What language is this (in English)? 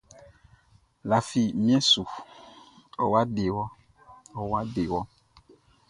Baoulé